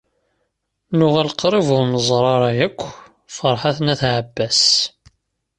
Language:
Kabyle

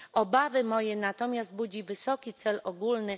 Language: Polish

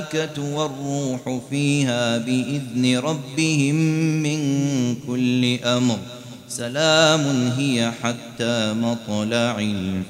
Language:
Arabic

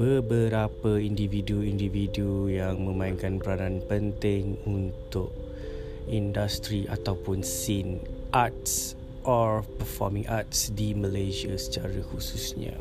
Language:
Malay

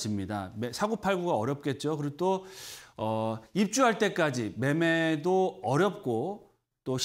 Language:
Korean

